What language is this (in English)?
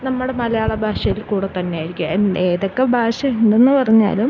Malayalam